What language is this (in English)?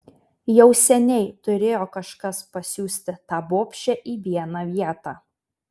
Lithuanian